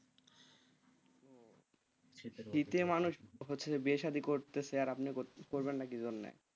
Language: Bangla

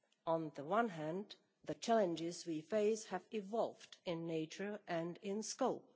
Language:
English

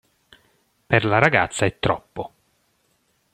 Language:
Italian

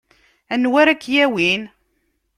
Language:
Kabyle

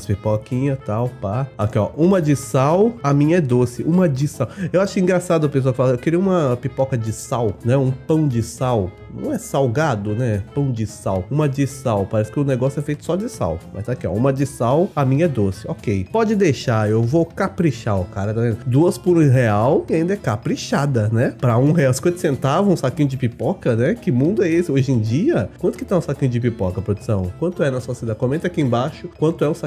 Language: Portuguese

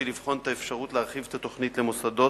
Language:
Hebrew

